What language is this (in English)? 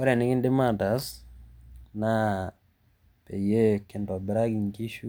Masai